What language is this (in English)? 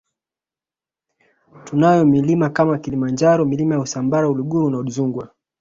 Swahili